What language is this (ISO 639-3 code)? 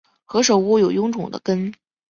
zho